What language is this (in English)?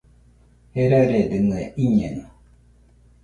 Nüpode Huitoto